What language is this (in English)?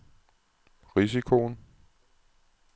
Danish